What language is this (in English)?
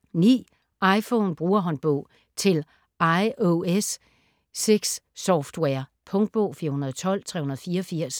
Danish